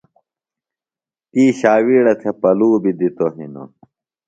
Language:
Phalura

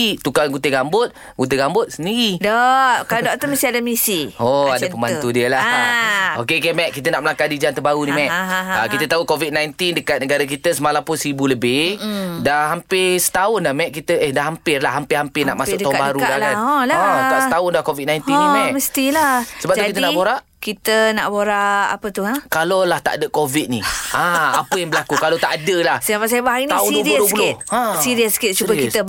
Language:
Malay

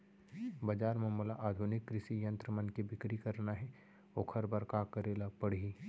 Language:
Chhattisgarhi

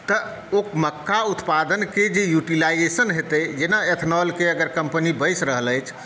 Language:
Maithili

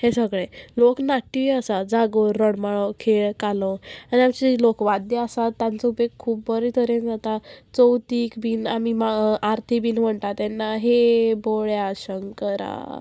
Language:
Konkani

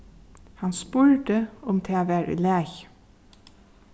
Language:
Faroese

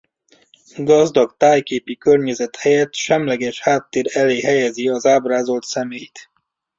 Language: Hungarian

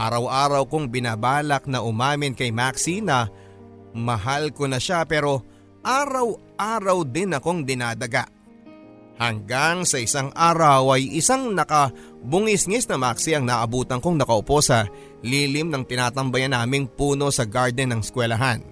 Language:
Filipino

